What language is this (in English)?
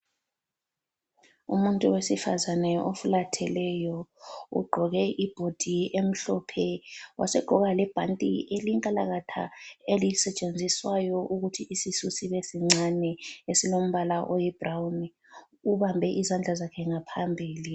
North Ndebele